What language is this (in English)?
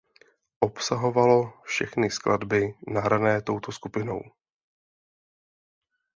Czech